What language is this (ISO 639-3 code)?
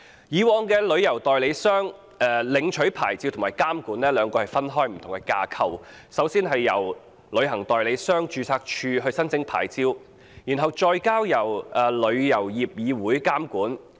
yue